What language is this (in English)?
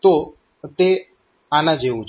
Gujarati